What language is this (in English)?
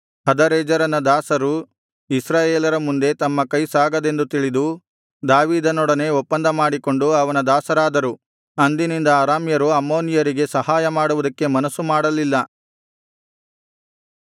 Kannada